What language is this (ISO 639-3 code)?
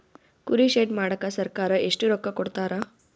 kan